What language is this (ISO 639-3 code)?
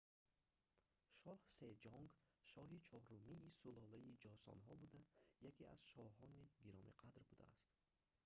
tgk